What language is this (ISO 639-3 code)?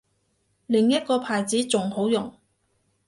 yue